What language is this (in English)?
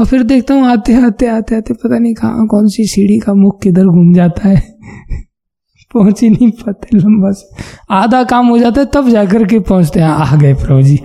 Hindi